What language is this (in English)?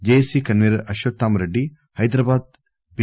Telugu